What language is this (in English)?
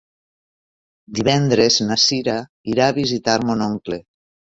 Catalan